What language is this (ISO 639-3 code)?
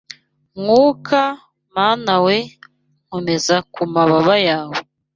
kin